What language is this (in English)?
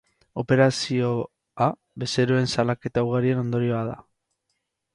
Basque